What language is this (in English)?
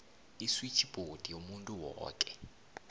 South Ndebele